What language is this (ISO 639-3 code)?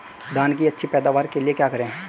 hin